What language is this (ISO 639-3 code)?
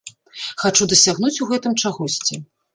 bel